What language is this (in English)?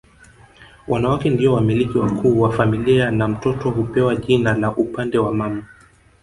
Swahili